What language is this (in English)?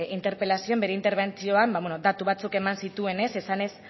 Basque